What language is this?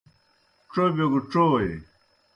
Kohistani Shina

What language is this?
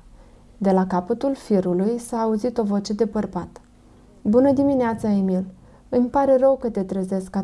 Romanian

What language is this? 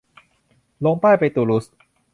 Thai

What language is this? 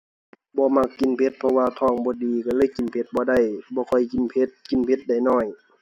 Thai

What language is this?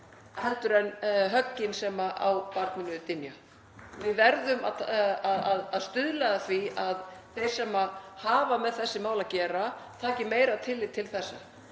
Icelandic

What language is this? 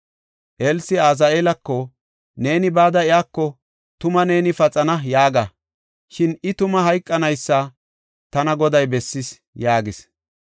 Gofa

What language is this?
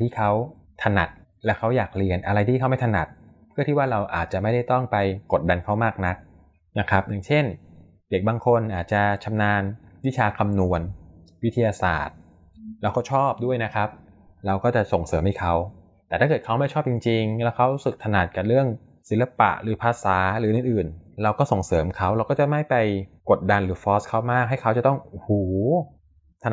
Thai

